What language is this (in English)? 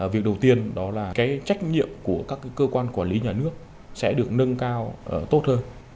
Vietnamese